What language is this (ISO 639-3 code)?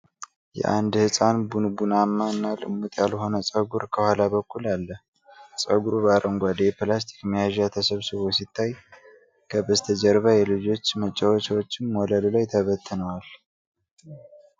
amh